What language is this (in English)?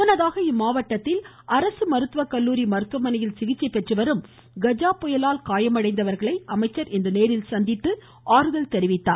Tamil